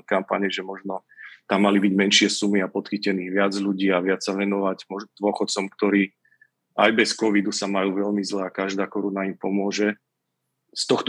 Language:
Slovak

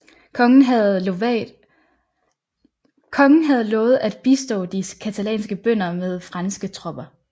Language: Danish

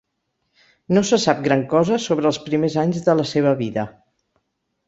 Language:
Catalan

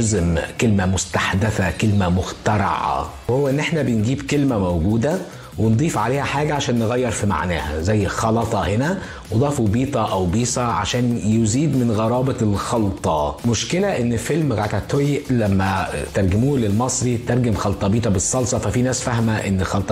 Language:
Arabic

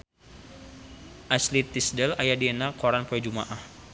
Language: Sundanese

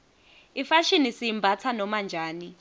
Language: Swati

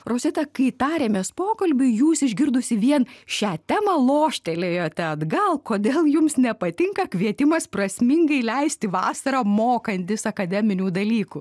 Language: Lithuanian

